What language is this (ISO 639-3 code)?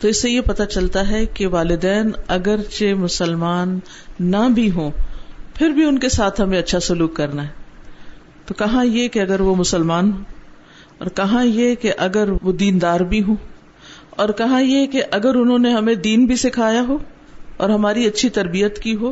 urd